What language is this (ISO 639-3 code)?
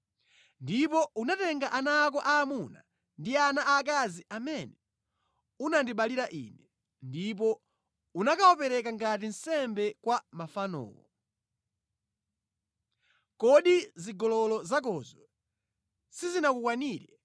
nya